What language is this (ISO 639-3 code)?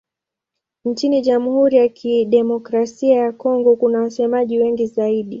swa